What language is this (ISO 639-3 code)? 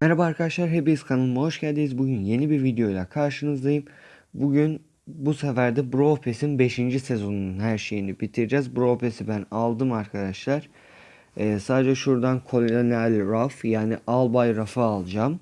tur